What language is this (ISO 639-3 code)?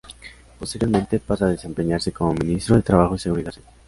spa